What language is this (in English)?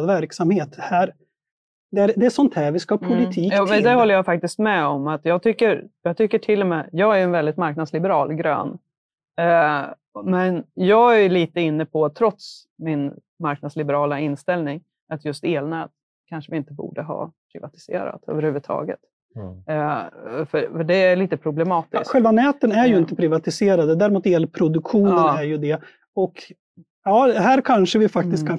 Swedish